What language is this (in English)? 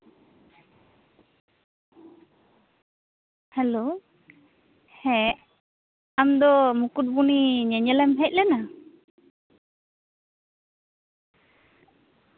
Santali